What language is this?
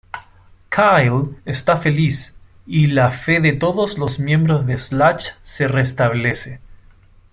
Spanish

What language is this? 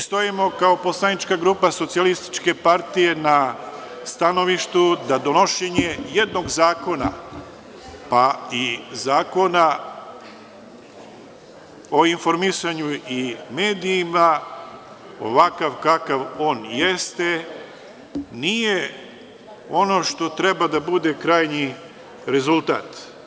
Serbian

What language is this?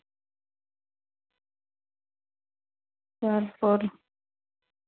Santali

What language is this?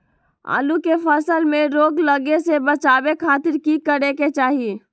Magahi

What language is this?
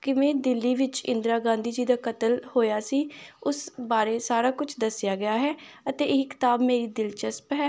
Punjabi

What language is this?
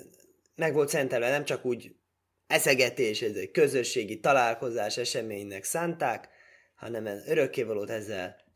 Hungarian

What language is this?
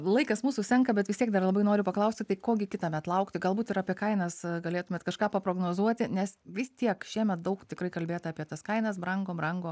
Lithuanian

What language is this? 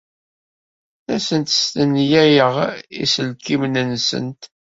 Kabyle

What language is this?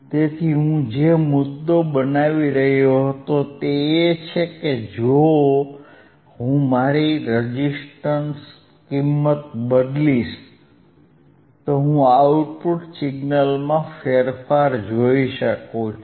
Gujarati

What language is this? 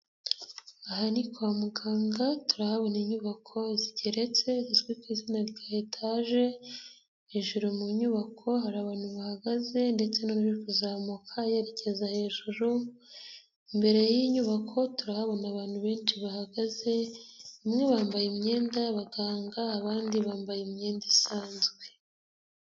Kinyarwanda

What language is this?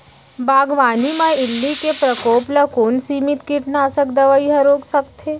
Chhattisgarhi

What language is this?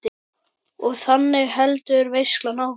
Icelandic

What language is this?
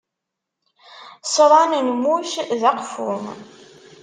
Kabyle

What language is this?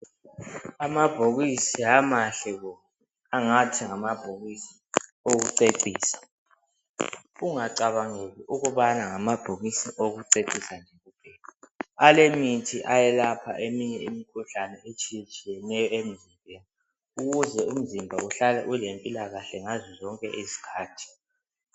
North Ndebele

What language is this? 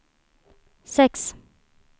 Swedish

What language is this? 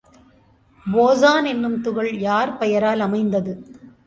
Tamil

